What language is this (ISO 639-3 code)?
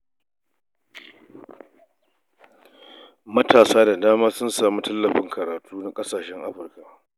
hau